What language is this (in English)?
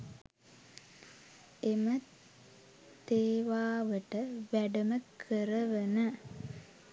Sinhala